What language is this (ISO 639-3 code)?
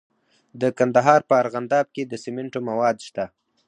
pus